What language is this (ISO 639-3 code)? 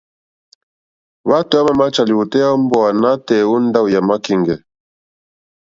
bri